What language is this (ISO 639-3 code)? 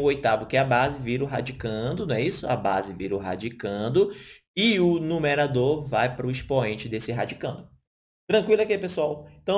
por